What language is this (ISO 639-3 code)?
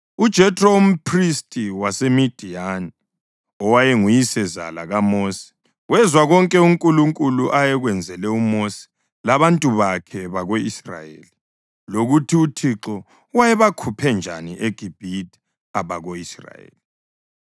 nde